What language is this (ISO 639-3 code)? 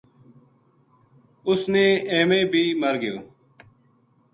gju